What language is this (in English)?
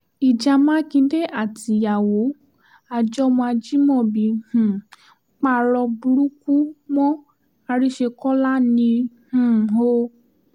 Yoruba